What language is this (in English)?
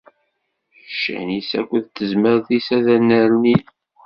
Kabyle